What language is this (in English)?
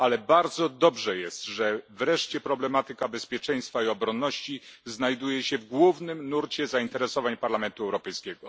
Polish